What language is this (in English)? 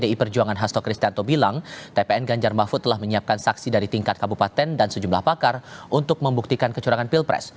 Indonesian